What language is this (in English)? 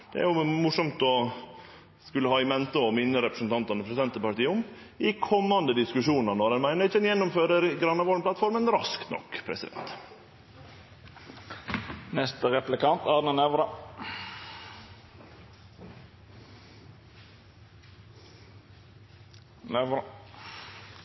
Norwegian Nynorsk